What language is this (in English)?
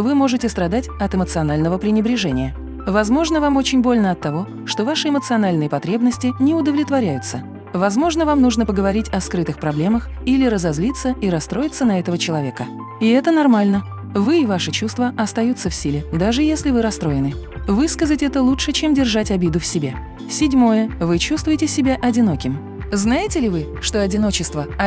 Russian